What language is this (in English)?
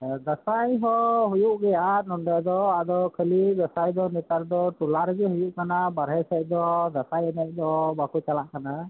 Santali